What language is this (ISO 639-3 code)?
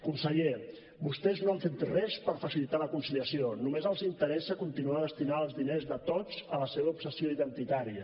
cat